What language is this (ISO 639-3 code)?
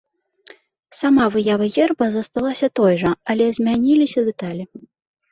bel